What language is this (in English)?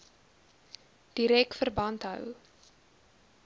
Afrikaans